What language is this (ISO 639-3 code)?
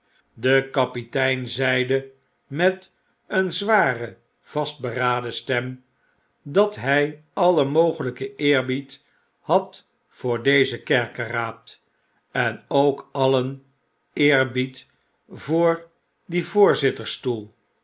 nld